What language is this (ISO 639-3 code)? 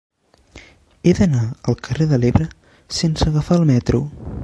cat